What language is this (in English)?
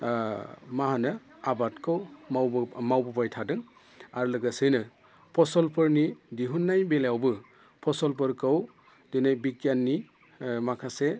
Bodo